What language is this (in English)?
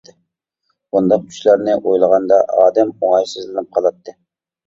Uyghur